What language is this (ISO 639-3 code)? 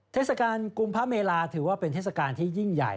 tha